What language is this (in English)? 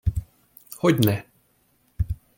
Hungarian